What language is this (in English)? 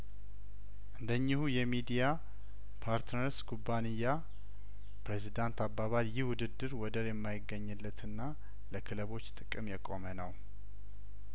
Amharic